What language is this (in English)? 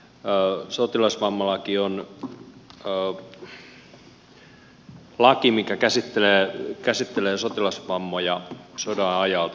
Finnish